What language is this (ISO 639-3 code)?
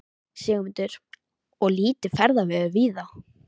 isl